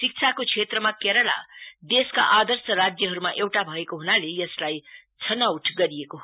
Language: Nepali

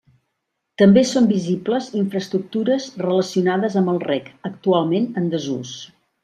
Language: Catalan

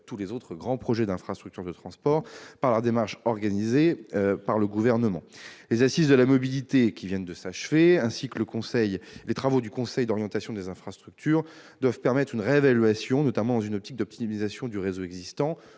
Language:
French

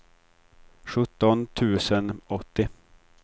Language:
Swedish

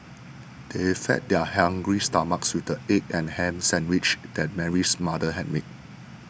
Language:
English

